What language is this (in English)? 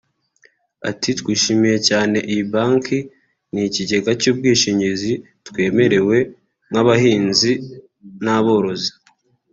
Kinyarwanda